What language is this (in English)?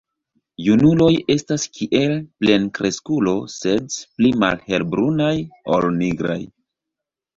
Esperanto